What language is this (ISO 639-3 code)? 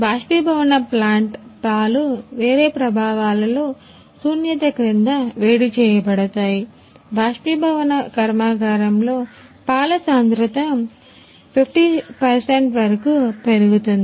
tel